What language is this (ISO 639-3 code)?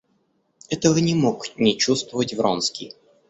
rus